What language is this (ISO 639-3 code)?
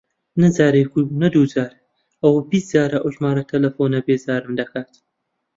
ckb